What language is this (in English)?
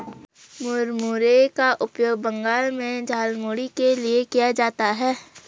Hindi